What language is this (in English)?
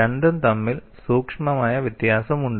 Malayalam